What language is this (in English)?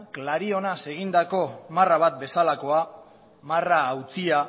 Basque